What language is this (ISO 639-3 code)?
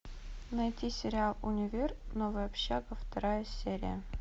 rus